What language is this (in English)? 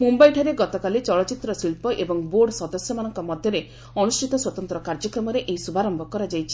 Odia